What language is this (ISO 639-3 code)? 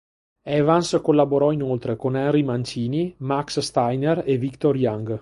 ita